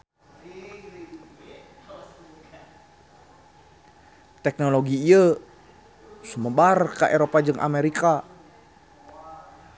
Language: Sundanese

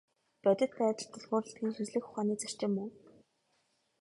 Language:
Mongolian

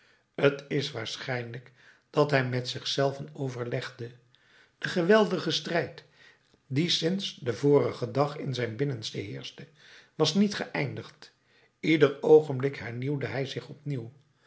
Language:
Dutch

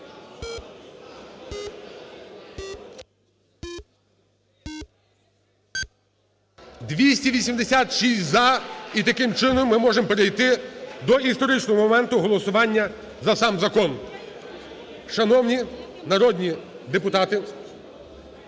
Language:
Ukrainian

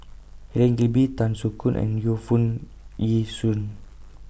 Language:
English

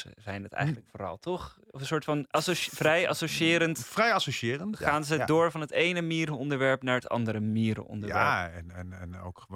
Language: Dutch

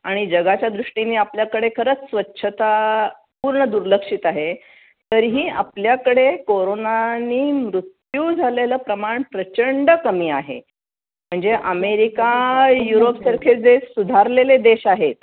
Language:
Marathi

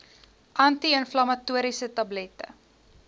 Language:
Afrikaans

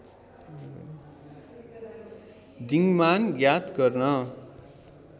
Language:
Nepali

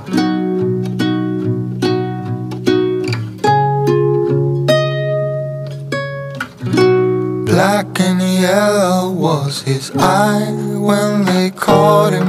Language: Korean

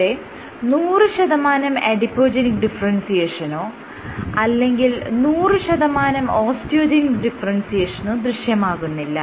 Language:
Malayalam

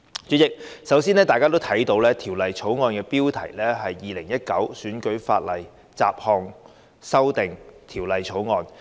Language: Cantonese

